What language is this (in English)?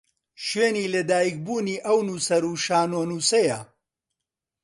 Central Kurdish